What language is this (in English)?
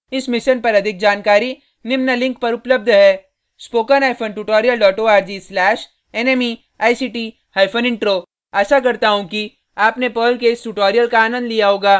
Hindi